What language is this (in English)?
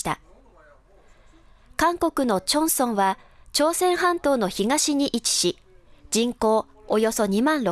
Japanese